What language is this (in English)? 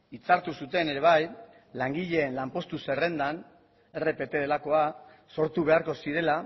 Basque